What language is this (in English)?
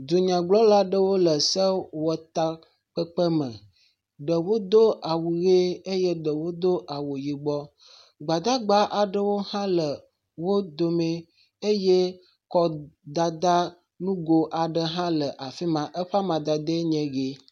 Ewe